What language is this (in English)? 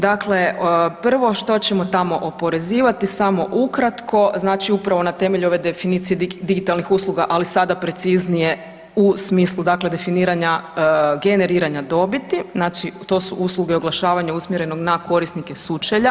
Croatian